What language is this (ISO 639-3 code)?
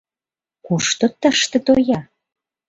chm